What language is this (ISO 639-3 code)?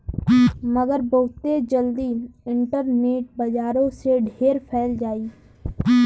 bho